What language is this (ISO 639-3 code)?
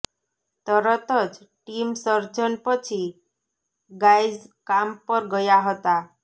guj